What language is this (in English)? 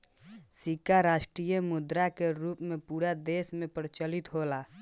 Bhojpuri